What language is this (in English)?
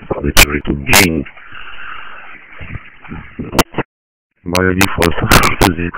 Romanian